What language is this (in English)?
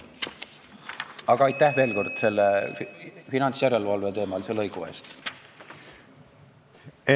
Estonian